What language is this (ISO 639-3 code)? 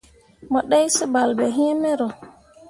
mua